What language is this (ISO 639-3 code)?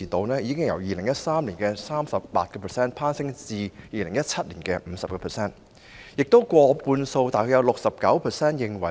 yue